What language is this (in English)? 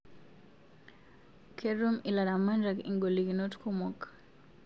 Masai